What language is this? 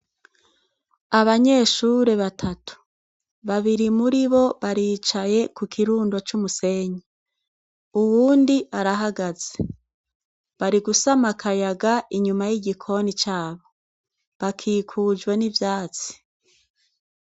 Rundi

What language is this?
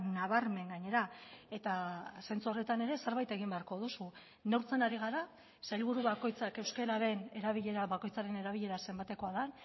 Basque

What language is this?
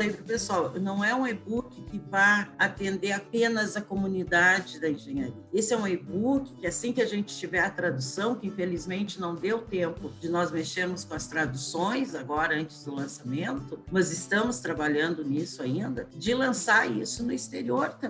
Portuguese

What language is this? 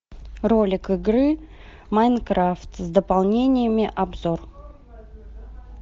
Russian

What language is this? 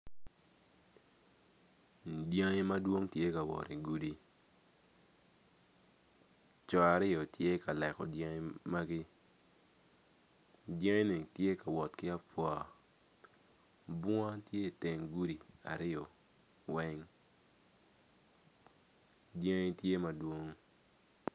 Acoli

